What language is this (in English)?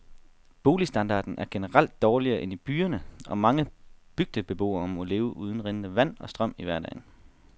Danish